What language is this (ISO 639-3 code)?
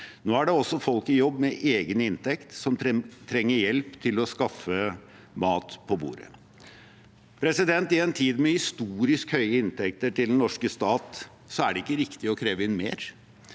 nor